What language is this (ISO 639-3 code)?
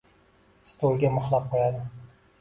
uzb